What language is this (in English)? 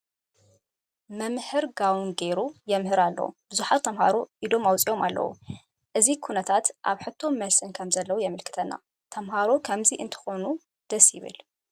Tigrinya